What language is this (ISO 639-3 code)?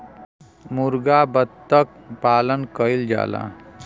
bho